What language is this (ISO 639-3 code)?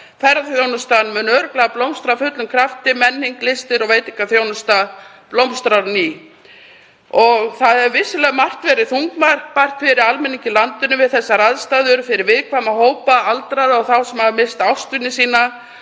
isl